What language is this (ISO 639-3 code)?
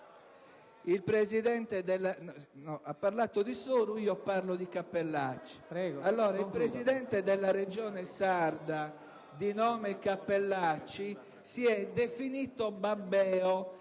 ita